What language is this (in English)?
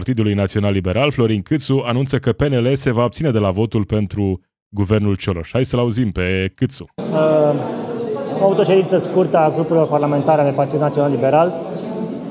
Romanian